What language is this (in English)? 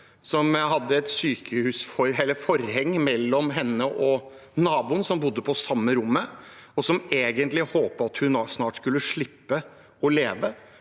Norwegian